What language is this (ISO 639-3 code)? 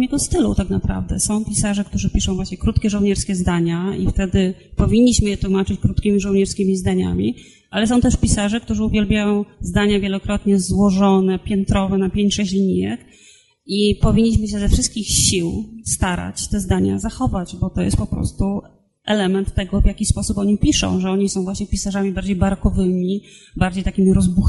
pol